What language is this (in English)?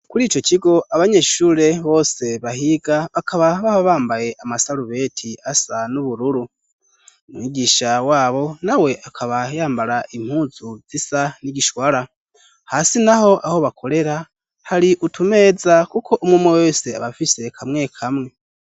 Rundi